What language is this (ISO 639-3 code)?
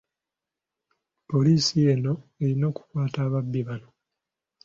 lug